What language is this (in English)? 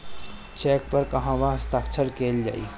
Bhojpuri